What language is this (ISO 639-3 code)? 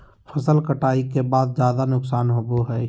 mag